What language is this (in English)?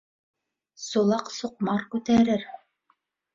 Bashkir